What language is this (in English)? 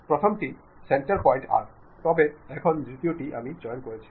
Bangla